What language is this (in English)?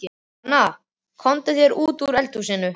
Icelandic